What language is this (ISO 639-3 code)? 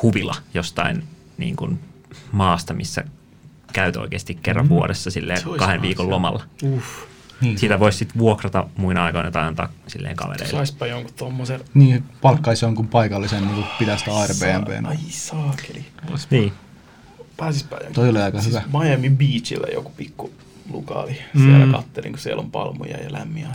fin